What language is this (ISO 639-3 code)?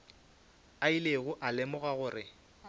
nso